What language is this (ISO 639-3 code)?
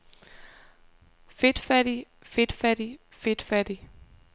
dan